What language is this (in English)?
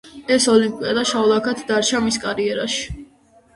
Georgian